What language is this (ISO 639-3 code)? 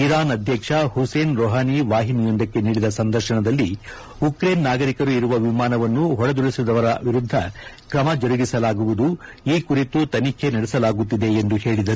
kan